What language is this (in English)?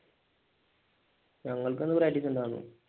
Malayalam